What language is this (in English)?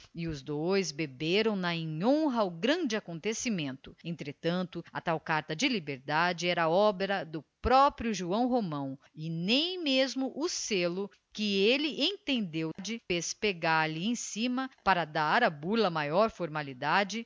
Portuguese